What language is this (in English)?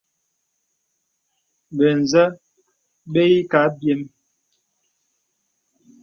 Bebele